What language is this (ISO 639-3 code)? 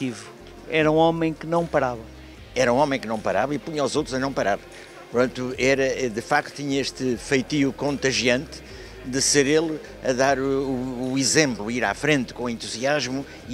por